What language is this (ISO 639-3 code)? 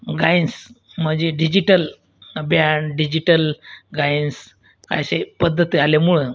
mar